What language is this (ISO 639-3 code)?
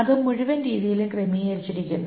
mal